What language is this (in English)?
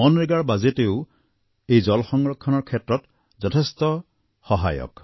Assamese